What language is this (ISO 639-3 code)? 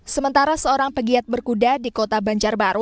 ind